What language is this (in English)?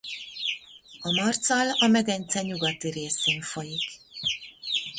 Hungarian